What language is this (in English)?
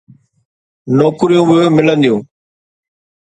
Sindhi